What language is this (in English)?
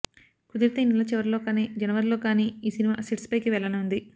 Telugu